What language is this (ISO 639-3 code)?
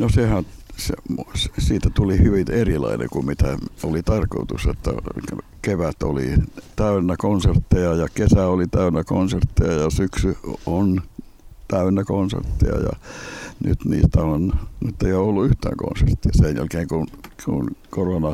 fin